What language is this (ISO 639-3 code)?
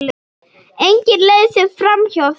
isl